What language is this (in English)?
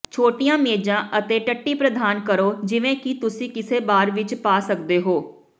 Punjabi